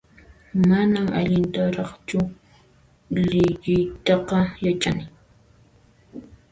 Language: Puno Quechua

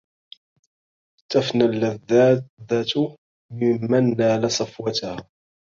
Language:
Arabic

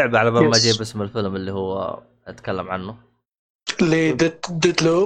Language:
Arabic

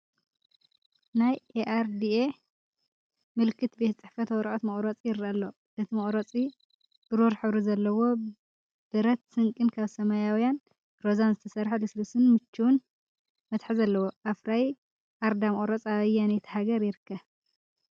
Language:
Tigrinya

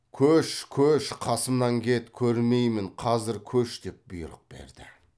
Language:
Kazakh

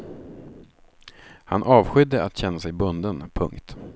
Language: Swedish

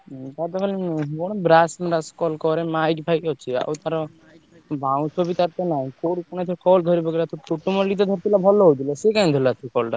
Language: Odia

